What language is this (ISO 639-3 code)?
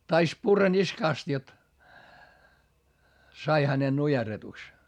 fin